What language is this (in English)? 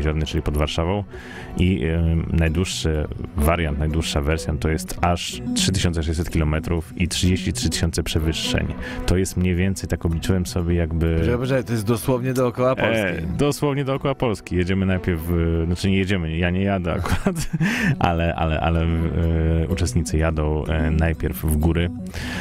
Polish